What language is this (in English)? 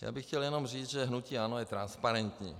Czech